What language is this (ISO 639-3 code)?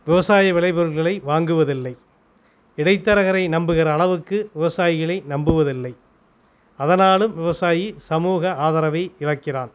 tam